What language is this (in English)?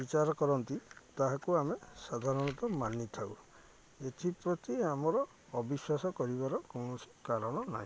Odia